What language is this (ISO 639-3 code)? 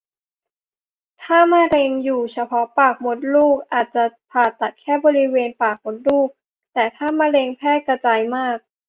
tha